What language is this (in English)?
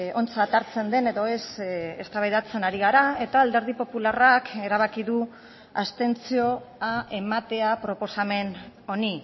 Basque